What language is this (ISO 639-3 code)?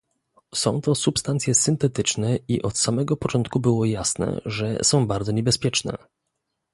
pol